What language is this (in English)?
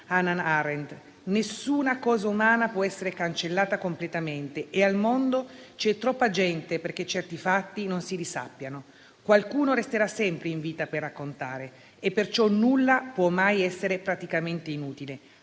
Italian